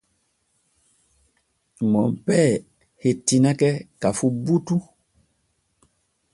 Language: Borgu Fulfulde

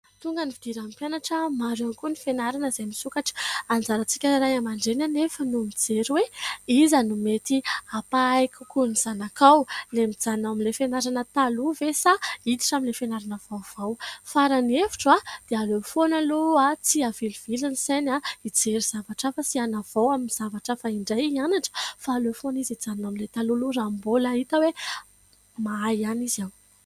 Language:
Malagasy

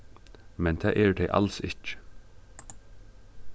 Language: Faroese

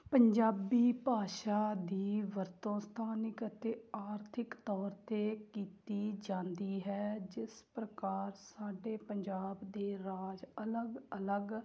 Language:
Punjabi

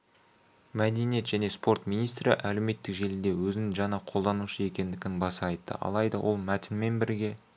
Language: Kazakh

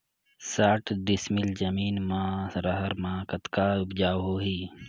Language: Chhattisgarhi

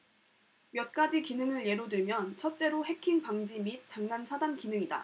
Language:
Korean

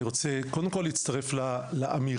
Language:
Hebrew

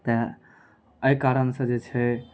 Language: Maithili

